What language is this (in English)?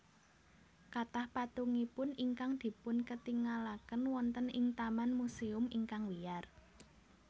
Javanese